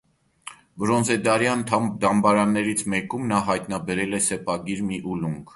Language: Armenian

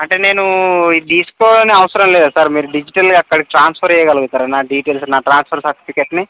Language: Telugu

